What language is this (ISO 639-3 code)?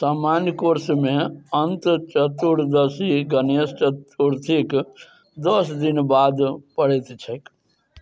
mai